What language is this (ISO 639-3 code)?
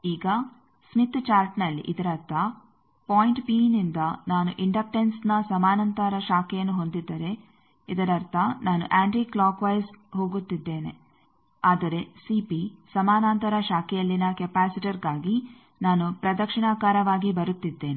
kan